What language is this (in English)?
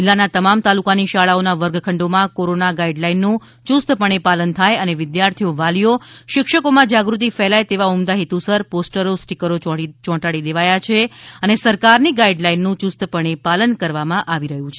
Gujarati